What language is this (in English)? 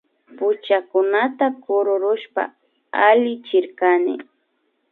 Imbabura Highland Quichua